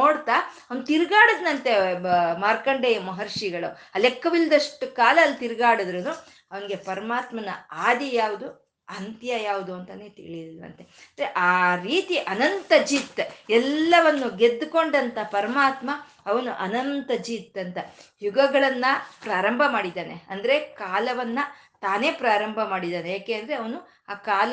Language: Kannada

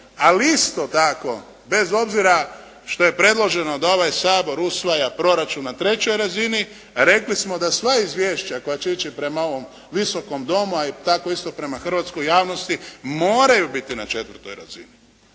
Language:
Croatian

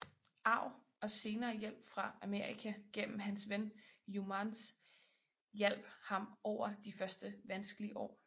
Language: Danish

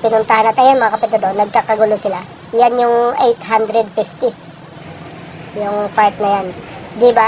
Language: Filipino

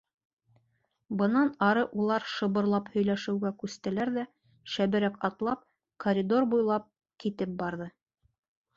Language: Bashkir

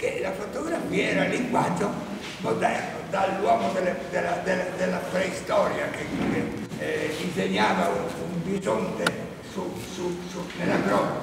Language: Italian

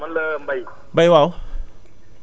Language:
Wolof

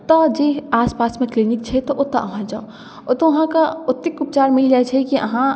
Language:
Maithili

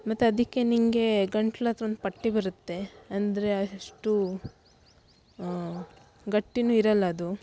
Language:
Kannada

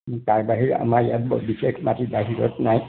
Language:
Assamese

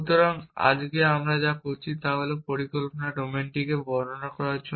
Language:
Bangla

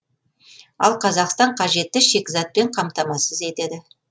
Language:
Kazakh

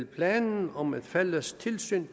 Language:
Danish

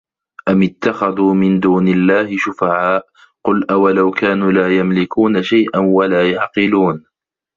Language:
Arabic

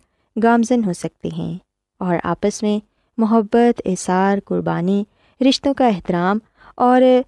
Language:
Urdu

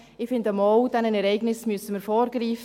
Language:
Swiss German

